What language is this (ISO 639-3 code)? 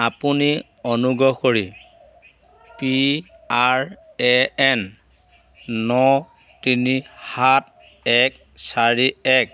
asm